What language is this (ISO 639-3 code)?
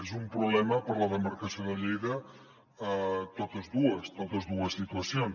cat